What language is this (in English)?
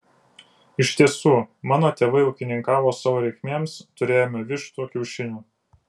Lithuanian